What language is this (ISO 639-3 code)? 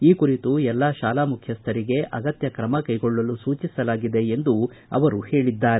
kan